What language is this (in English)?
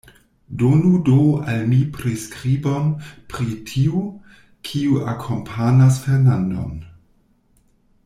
Esperanto